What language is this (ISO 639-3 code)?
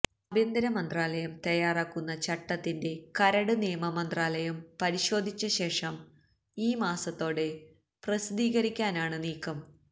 mal